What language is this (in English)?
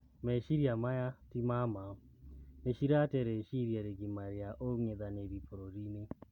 Kikuyu